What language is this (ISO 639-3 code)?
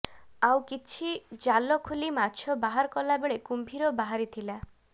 ori